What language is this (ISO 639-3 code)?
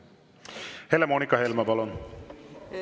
est